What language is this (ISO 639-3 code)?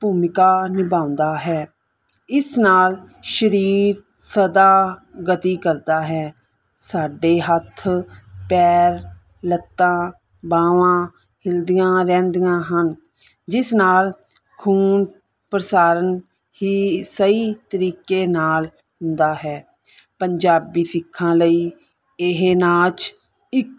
pan